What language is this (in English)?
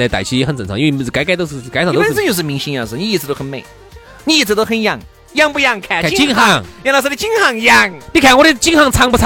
Chinese